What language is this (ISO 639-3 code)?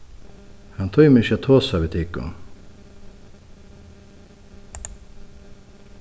fao